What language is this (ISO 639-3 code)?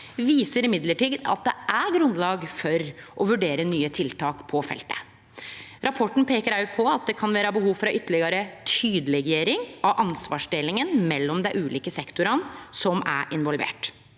nor